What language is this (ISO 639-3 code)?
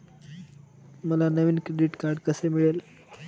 mar